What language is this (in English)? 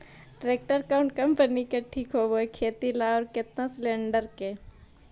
Magahi